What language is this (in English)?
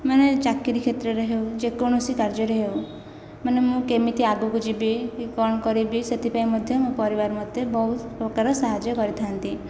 Odia